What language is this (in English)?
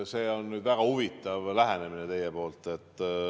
Estonian